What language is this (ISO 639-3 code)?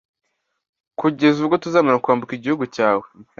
kin